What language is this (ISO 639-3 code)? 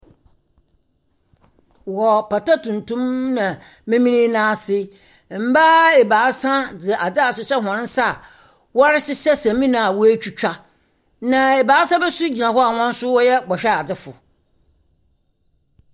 aka